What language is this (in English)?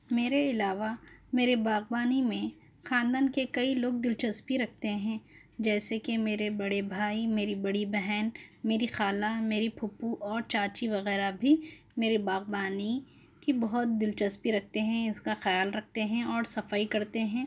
Urdu